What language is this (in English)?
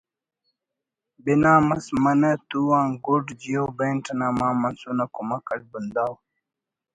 Brahui